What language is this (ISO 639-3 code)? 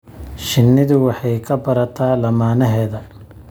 som